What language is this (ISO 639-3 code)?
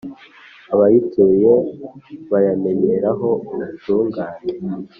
kin